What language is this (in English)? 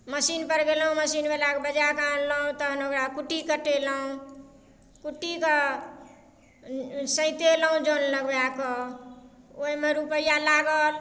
Maithili